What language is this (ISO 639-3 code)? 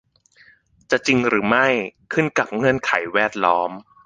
tha